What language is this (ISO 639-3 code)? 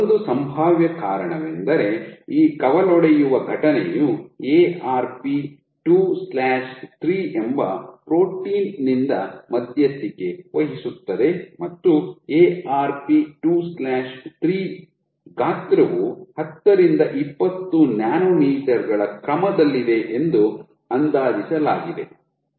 kan